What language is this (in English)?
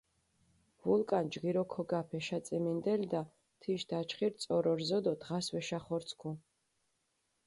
Mingrelian